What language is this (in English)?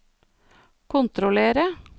Norwegian